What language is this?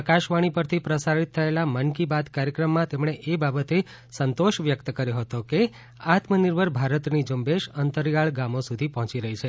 Gujarati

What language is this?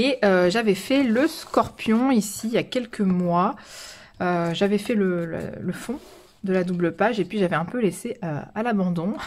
French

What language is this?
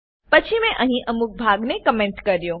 Gujarati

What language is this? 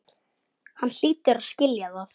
Icelandic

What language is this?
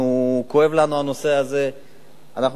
Hebrew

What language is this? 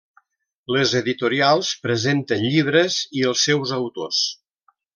Catalan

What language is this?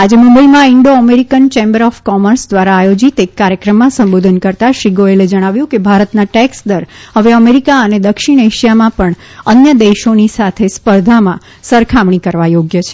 Gujarati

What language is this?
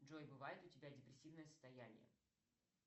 Russian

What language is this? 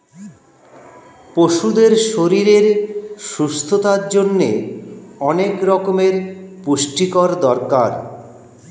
Bangla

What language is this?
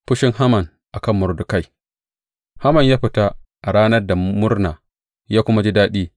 Hausa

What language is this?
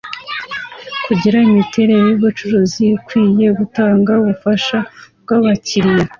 Kinyarwanda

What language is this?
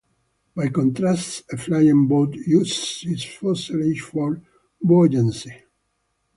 English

